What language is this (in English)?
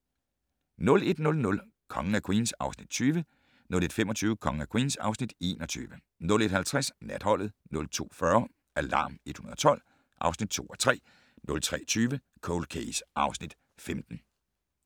Danish